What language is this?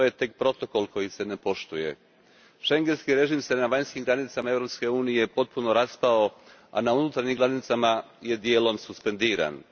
Croatian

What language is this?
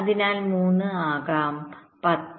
Malayalam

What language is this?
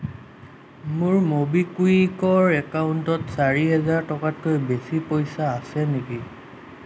Assamese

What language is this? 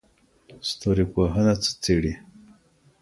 Pashto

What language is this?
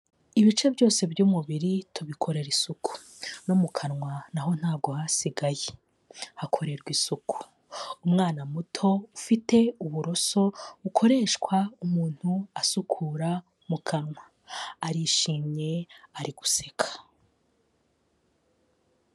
Kinyarwanda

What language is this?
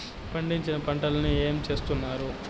Telugu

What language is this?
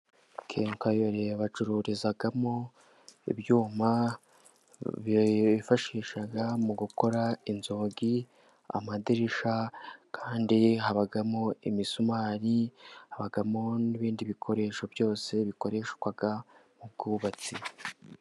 Kinyarwanda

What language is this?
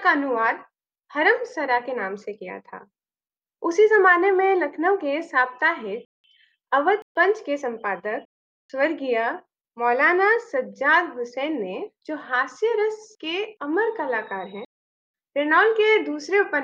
Hindi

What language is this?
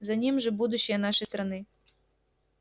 Russian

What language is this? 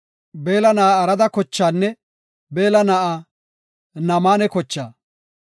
Gofa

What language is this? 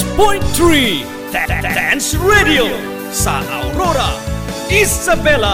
Filipino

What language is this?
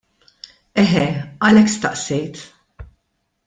Maltese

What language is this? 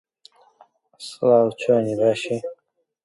Central Kurdish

